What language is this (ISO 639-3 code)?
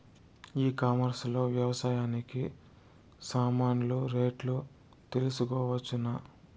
tel